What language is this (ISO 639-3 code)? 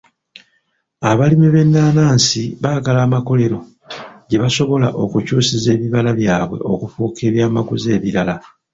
lug